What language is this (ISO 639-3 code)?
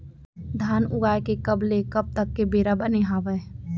hne